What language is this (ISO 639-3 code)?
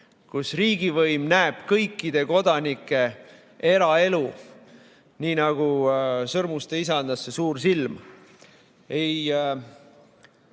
est